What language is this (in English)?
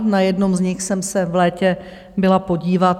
Czech